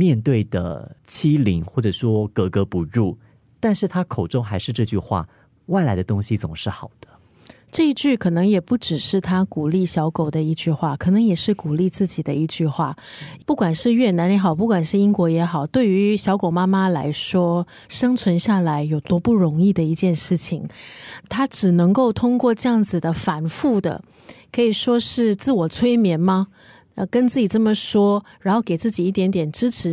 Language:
Chinese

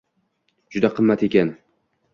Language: Uzbek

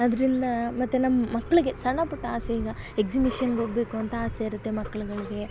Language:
Kannada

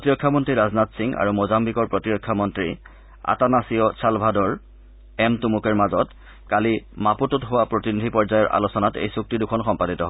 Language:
Assamese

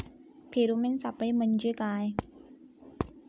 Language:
Marathi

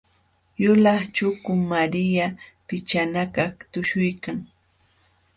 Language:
Jauja Wanca Quechua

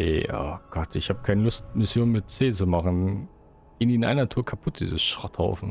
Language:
German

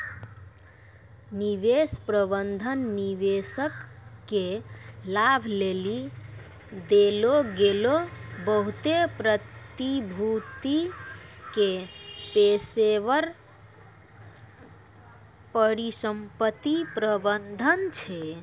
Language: Maithili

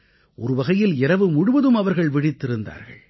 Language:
Tamil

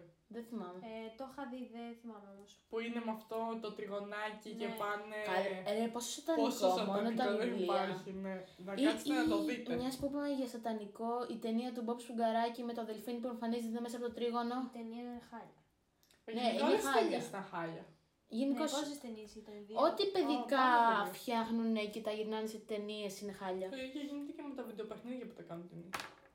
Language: Greek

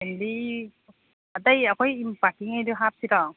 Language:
Manipuri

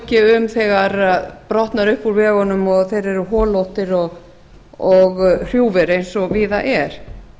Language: Icelandic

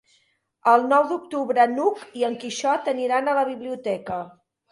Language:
Catalan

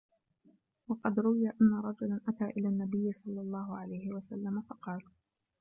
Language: Arabic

